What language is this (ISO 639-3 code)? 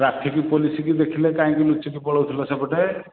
ori